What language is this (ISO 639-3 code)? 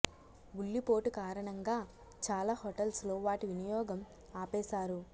tel